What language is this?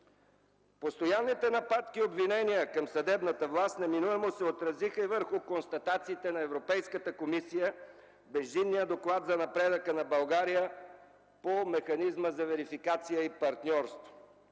Bulgarian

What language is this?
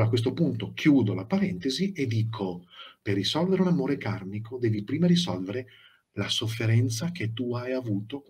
Italian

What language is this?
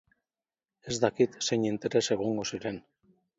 Basque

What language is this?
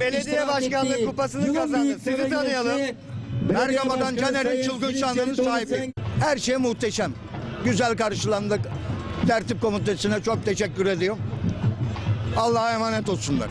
Turkish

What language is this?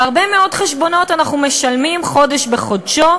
Hebrew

